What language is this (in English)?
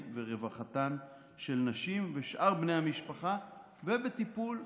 Hebrew